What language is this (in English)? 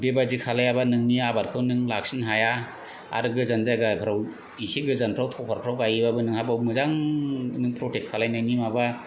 Bodo